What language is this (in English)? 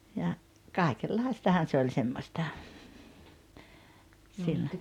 Finnish